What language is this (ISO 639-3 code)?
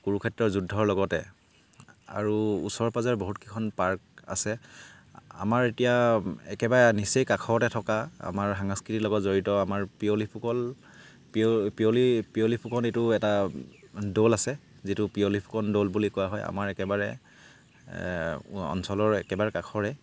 asm